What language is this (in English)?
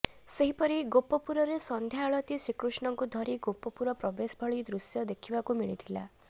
Odia